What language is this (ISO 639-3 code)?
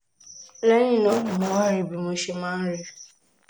yor